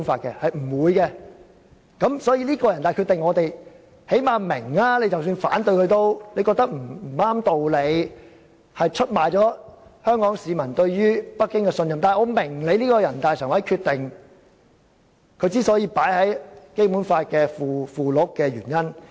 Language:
Cantonese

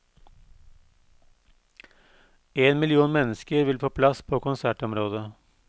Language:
Norwegian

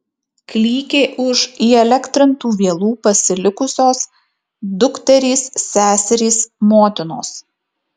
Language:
Lithuanian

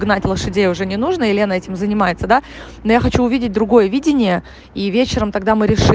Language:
Russian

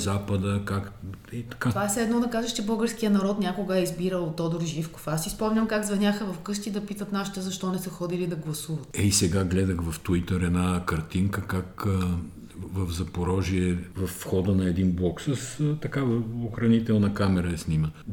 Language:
Bulgarian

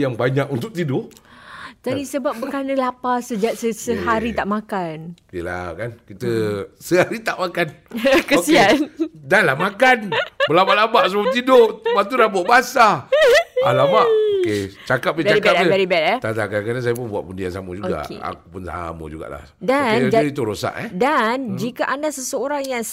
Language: Malay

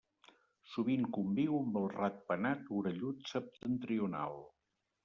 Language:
Catalan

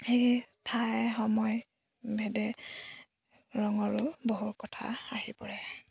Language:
Assamese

